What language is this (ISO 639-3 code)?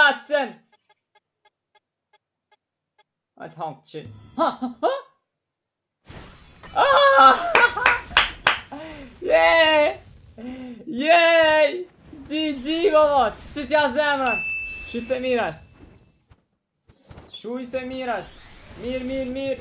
ron